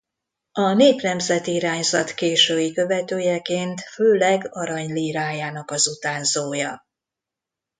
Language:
Hungarian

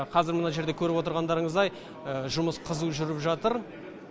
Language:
Kazakh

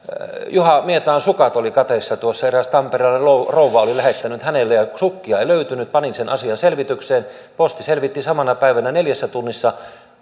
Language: Finnish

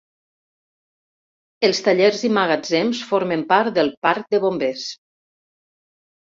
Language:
Catalan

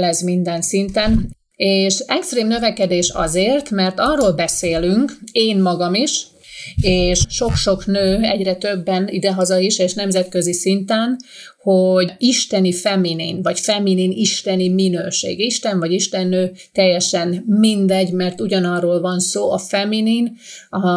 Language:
Hungarian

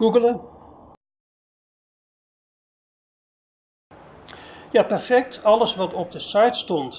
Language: Dutch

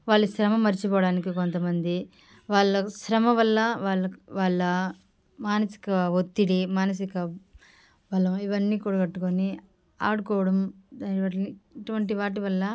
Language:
Telugu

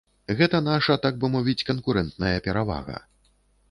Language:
Belarusian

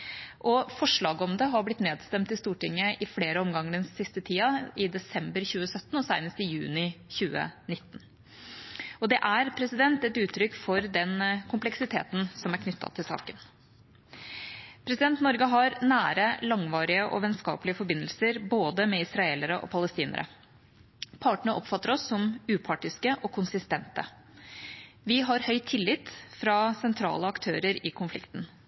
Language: Norwegian Bokmål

